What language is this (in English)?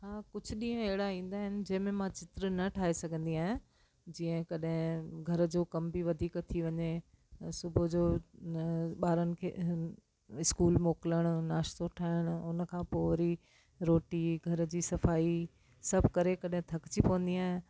Sindhi